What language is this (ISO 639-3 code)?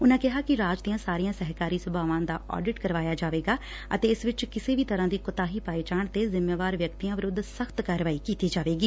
pan